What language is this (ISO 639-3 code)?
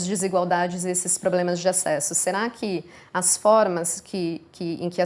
por